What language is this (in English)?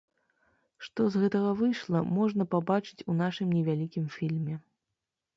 Belarusian